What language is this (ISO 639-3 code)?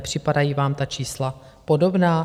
ces